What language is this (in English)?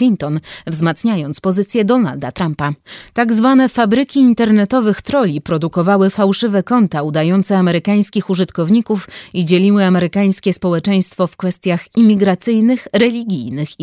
Polish